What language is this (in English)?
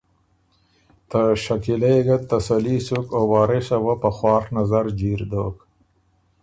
Ormuri